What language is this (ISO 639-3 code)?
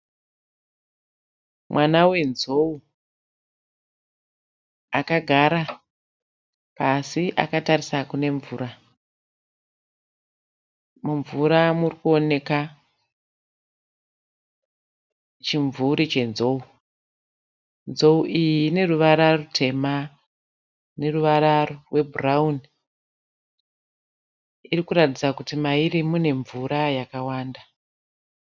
sna